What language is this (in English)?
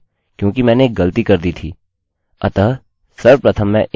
Hindi